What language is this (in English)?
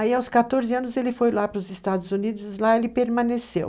Portuguese